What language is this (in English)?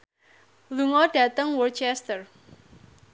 Javanese